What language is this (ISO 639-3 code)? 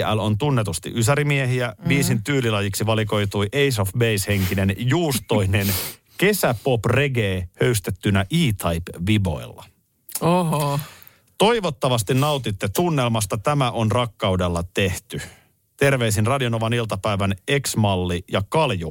fin